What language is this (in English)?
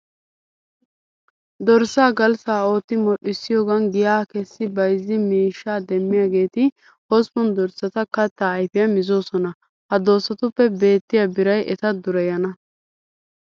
Wolaytta